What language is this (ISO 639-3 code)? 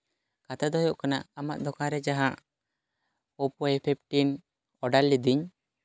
sat